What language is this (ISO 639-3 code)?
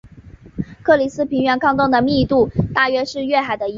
zho